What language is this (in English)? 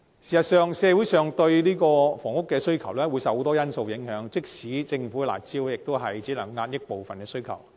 Cantonese